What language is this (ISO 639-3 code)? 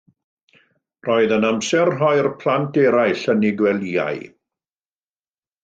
cym